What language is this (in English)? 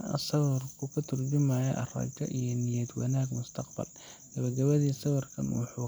Somali